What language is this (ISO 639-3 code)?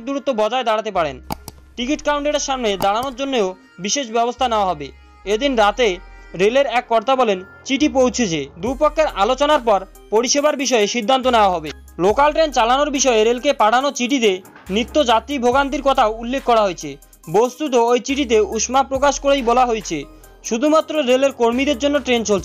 hin